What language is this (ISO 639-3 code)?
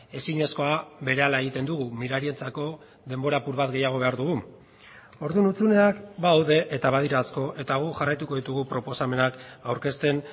eus